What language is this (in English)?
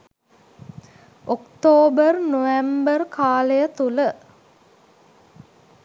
Sinhala